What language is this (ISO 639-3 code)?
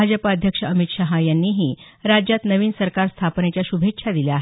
mar